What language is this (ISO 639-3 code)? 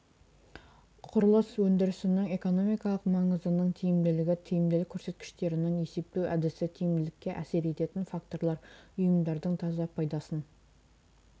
kaz